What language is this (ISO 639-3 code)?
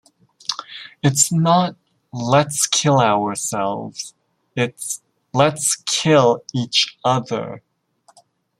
eng